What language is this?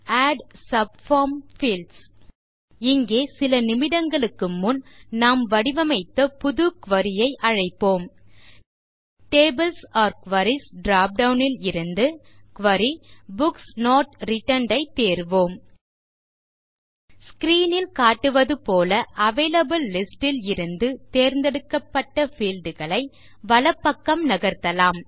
Tamil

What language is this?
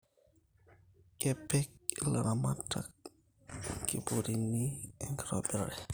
Masai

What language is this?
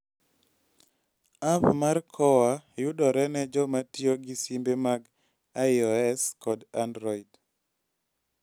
Luo (Kenya and Tanzania)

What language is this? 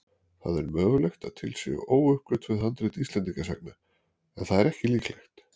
Icelandic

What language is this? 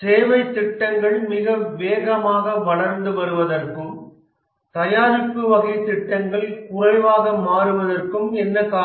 Tamil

